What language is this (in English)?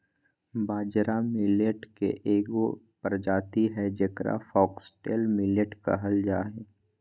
Magahi